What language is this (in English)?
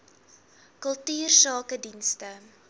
Afrikaans